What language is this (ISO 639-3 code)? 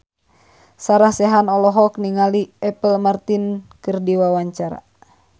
sun